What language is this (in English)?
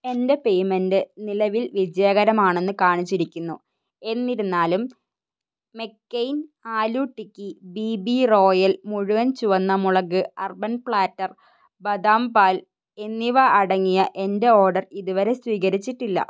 Malayalam